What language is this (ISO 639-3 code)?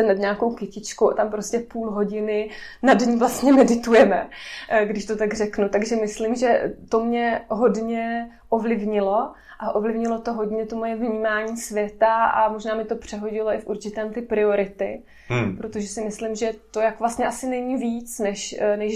ces